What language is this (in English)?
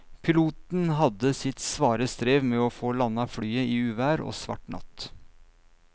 Norwegian